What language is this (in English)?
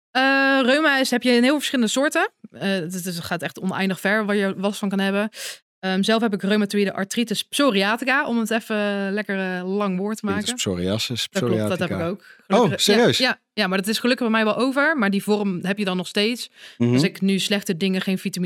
Dutch